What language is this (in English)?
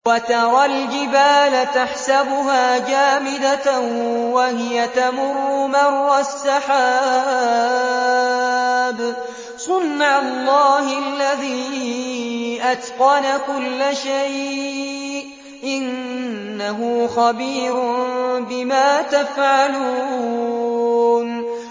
Arabic